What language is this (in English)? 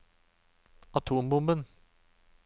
Norwegian